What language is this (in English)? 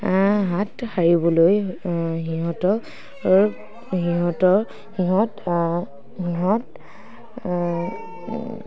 Assamese